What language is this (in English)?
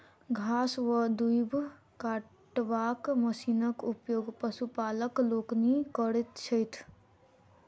Maithili